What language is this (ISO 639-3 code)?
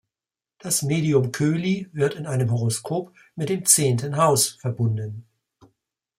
deu